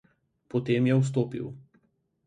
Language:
Slovenian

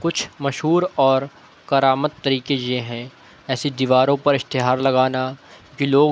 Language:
Urdu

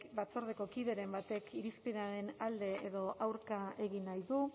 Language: Basque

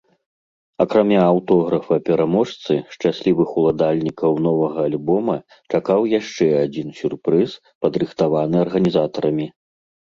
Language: Belarusian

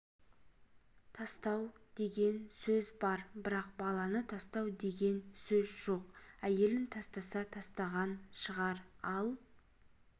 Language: Kazakh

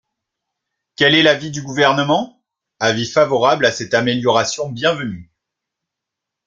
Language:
French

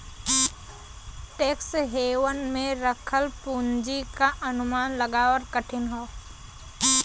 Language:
Bhojpuri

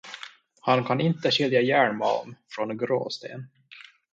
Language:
Swedish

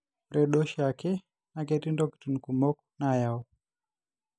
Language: Masai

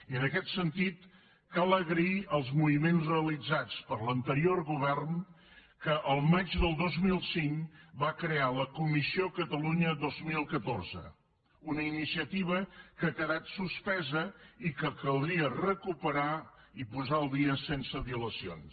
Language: Catalan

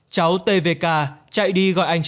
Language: Vietnamese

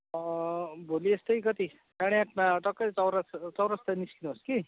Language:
Nepali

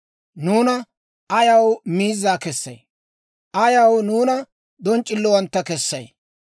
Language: Dawro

